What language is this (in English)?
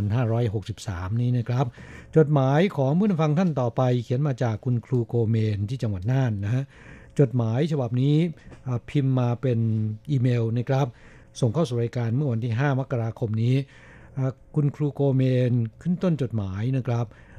Thai